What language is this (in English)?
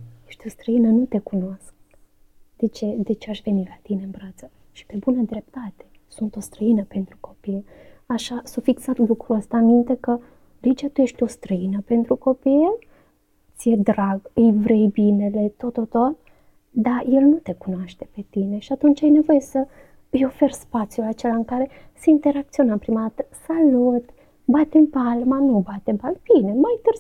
Romanian